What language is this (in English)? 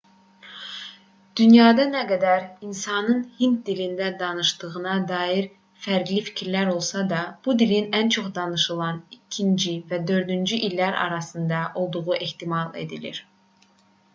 Azerbaijani